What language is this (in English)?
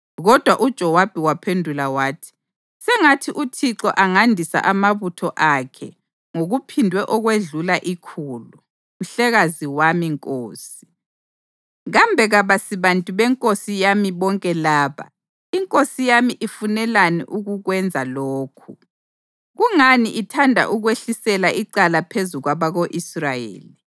North Ndebele